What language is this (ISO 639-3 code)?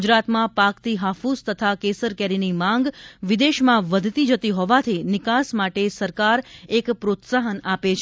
guj